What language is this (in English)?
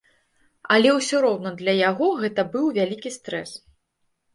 Belarusian